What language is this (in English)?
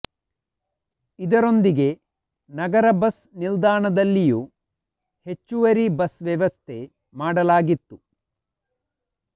Kannada